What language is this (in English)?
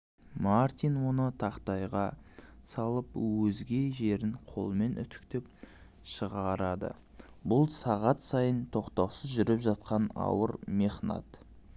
Kazakh